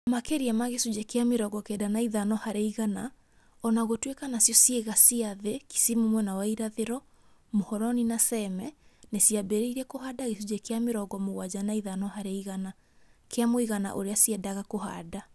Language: Kikuyu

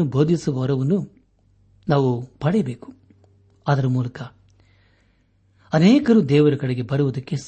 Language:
Kannada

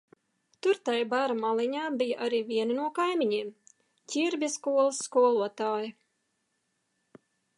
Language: Latvian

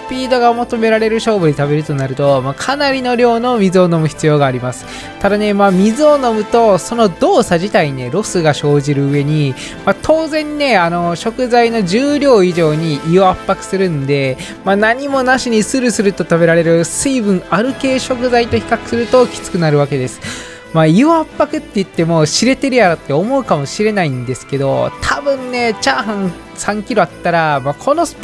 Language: Japanese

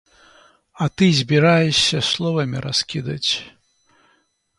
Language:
Belarusian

